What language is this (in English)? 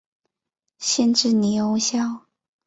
Chinese